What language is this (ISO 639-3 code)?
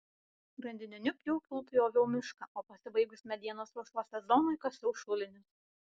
lit